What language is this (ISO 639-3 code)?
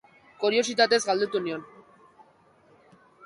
eus